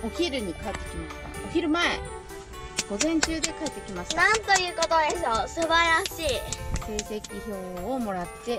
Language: Japanese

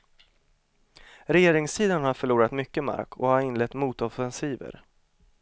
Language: Swedish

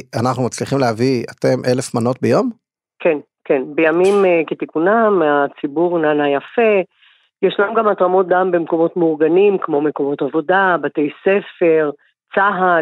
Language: Hebrew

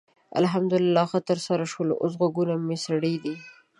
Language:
Pashto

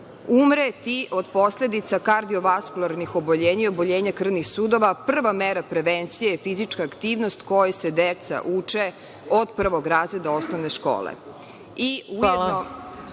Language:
Serbian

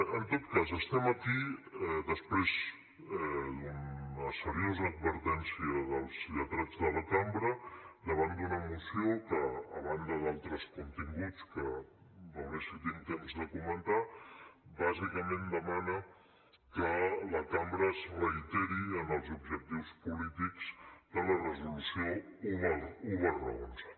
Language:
Catalan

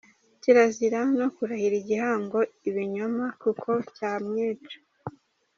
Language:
Kinyarwanda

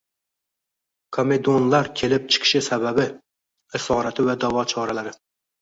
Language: Uzbek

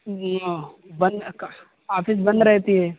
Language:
Urdu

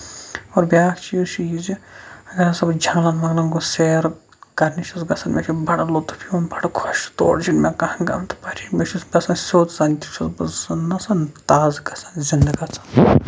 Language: Kashmiri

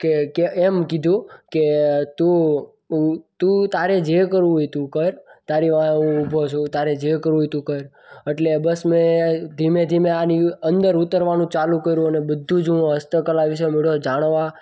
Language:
Gujarati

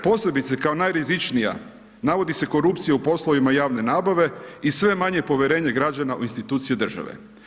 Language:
Croatian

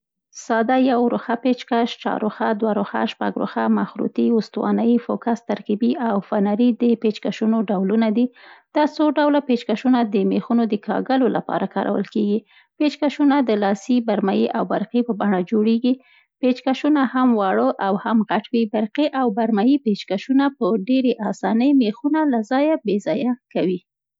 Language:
Central Pashto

